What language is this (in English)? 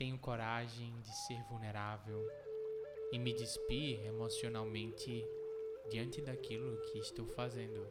Portuguese